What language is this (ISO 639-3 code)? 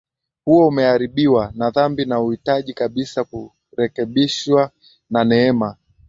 swa